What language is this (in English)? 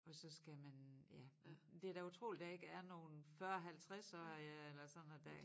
Danish